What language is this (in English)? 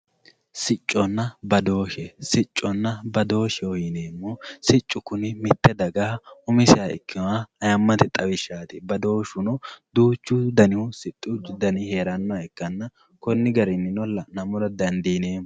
Sidamo